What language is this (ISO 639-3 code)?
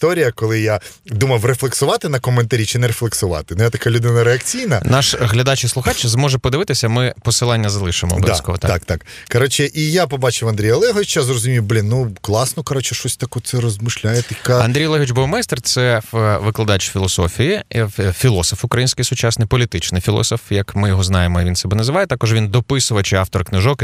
ukr